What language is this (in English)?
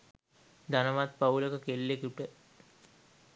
Sinhala